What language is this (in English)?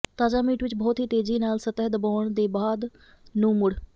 Punjabi